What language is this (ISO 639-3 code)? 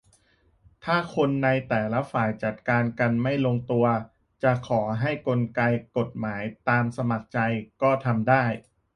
tha